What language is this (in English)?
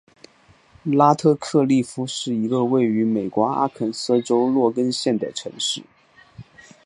Chinese